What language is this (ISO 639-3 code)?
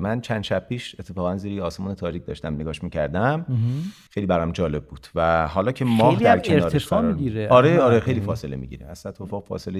fas